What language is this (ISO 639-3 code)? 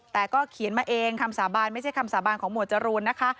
tha